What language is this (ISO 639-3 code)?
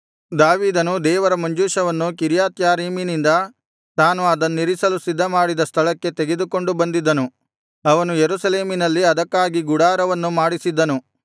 kan